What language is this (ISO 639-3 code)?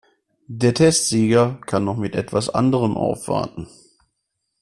deu